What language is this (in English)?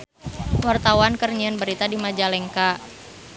Sundanese